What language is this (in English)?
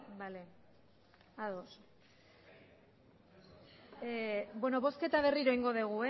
Basque